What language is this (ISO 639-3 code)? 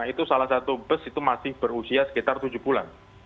ind